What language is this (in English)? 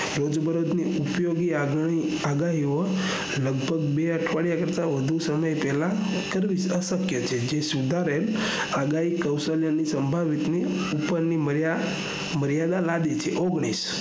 Gujarati